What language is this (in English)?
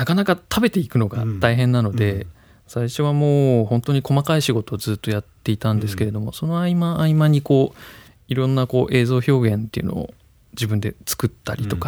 Japanese